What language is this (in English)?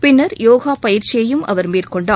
Tamil